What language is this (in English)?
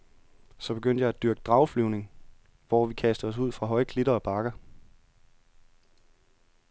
Danish